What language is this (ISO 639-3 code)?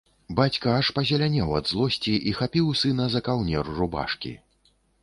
bel